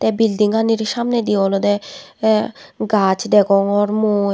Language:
Chakma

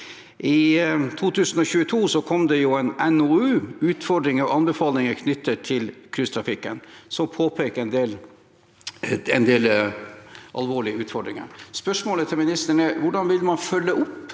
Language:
Norwegian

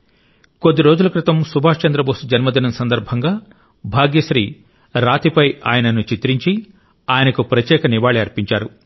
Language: Telugu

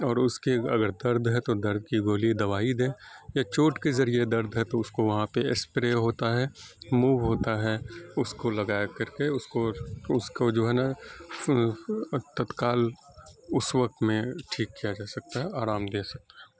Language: Urdu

